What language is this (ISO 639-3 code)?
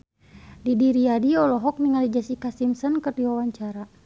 sun